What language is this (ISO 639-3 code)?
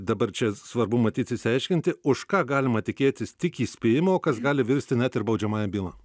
lit